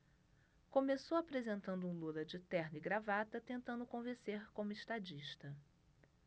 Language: Portuguese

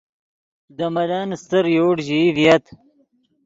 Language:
Yidgha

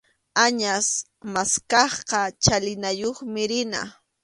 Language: Arequipa-La Unión Quechua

